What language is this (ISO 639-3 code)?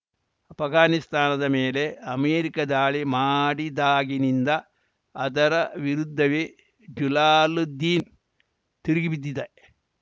kan